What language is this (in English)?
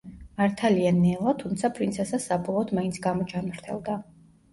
Georgian